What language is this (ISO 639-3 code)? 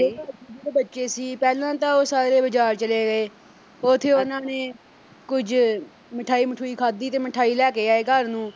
pan